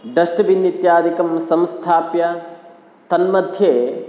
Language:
Sanskrit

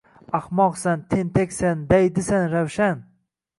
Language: Uzbek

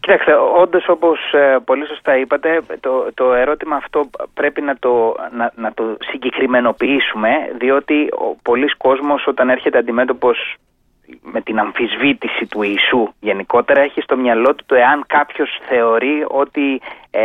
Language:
Greek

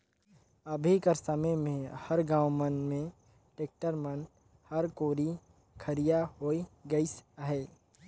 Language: Chhattisgarhi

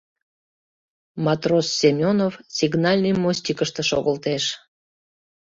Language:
Mari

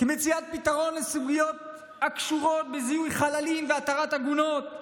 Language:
Hebrew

